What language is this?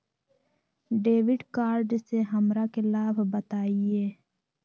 Magahi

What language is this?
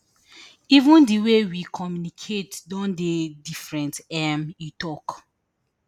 Nigerian Pidgin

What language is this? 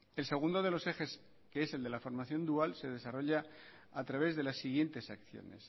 Spanish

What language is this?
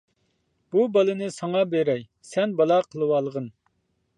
Uyghur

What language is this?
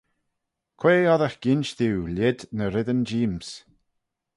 Manx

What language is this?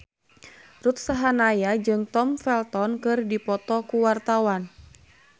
Sundanese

